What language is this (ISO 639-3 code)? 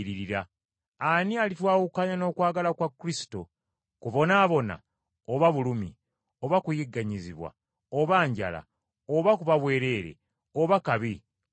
lug